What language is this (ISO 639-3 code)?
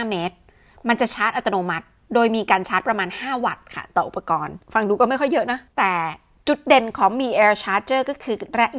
tha